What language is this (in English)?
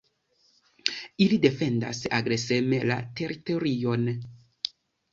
Esperanto